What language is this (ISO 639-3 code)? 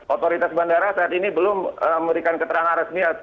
ind